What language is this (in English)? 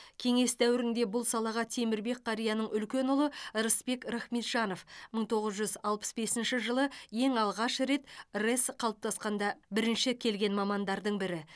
Kazakh